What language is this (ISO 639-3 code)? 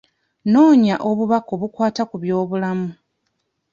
lug